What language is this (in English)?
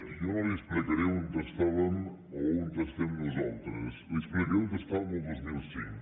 Catalan